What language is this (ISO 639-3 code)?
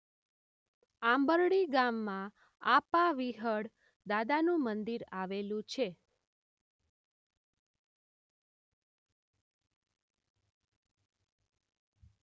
guj